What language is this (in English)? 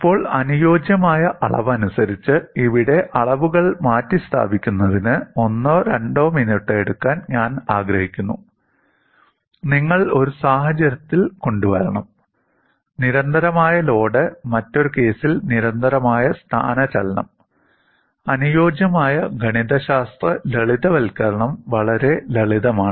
Malayalam